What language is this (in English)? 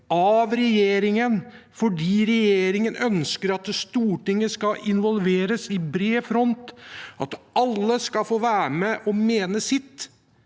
Norwegian